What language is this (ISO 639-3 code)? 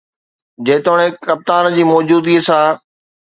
snd